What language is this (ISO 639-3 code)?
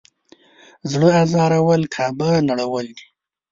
pus